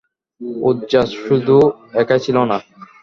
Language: Bangla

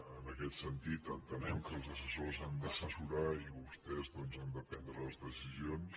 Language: Catalan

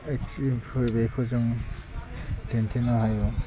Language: Bodo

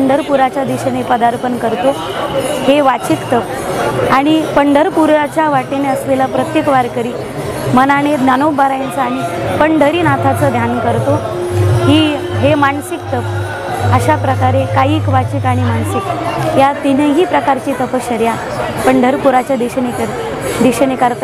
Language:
Thai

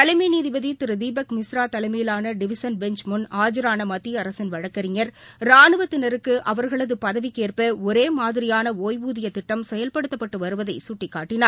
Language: Tamil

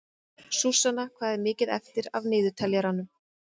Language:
Icelandic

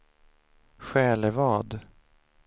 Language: Swedish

